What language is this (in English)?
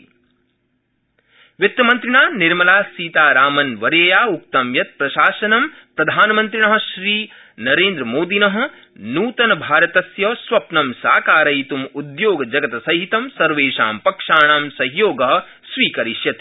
Sanskrit